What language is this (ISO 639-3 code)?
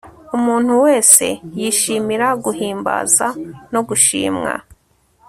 kin